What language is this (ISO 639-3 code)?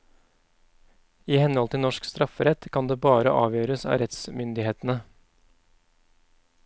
nor